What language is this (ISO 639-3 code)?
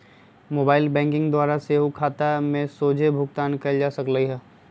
mag